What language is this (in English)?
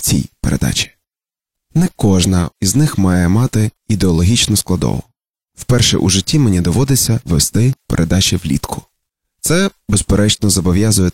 Ukrainian